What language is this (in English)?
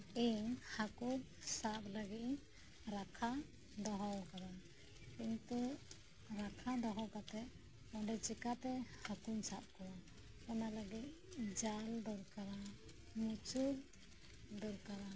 Santali